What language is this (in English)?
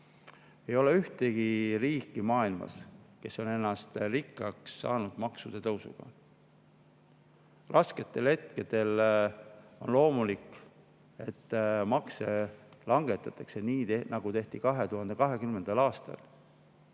Estonian